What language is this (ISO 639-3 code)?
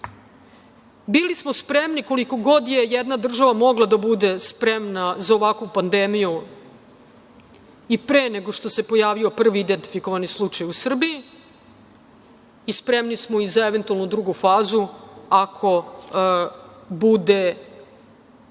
srp